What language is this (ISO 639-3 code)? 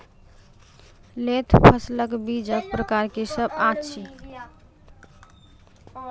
mai